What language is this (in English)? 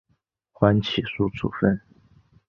Chinese